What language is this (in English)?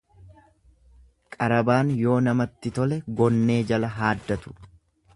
Oromo